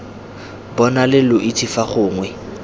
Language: Tswana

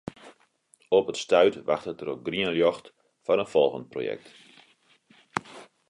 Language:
Western Frisian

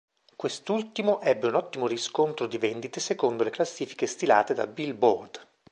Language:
Italian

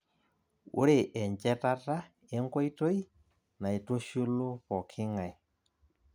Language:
Masai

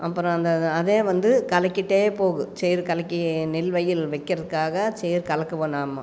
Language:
Tamil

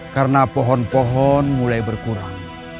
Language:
Indonesian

